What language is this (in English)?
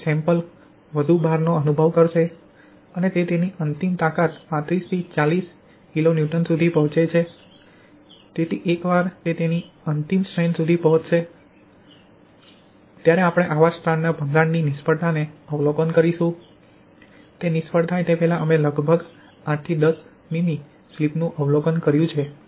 Gujarati